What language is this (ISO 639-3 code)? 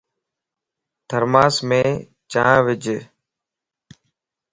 lss